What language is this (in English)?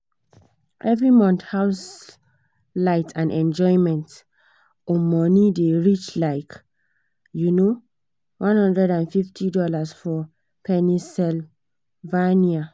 Nigerian Pidgin